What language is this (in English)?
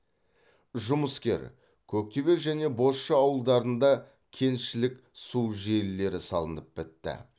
Kazakh